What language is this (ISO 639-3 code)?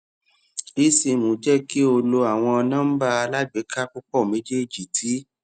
yor